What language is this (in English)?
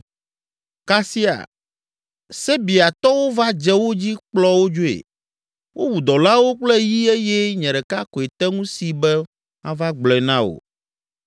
Ewe